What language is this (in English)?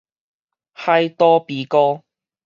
Min Nan Chinese